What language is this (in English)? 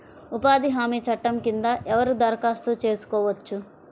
Telugu